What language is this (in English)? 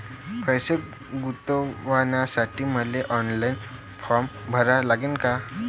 Marathi